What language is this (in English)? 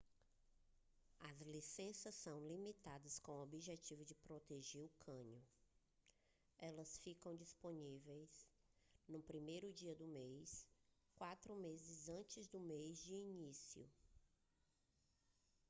Portuguese